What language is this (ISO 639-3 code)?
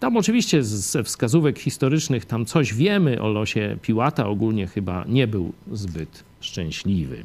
pol